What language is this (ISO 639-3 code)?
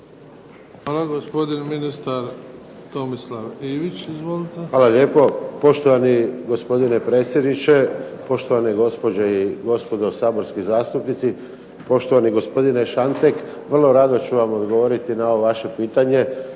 hrv